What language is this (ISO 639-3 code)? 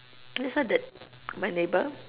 eng